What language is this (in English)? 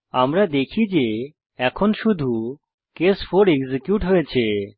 Bangla